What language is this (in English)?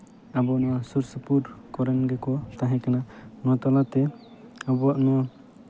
Santali